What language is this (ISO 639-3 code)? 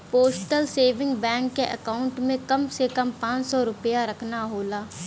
bho